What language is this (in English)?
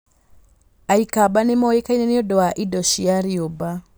Kikuyu